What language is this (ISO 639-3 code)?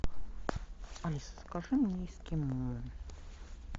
rus